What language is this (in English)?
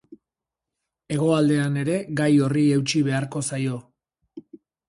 Basque